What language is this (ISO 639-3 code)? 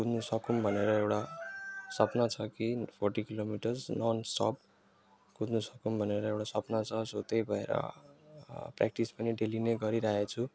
nep